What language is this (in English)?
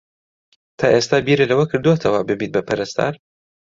Central Kurdish